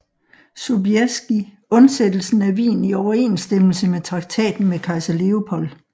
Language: Danish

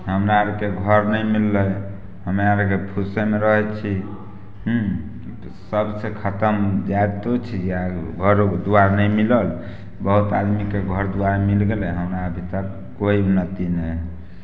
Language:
Maithili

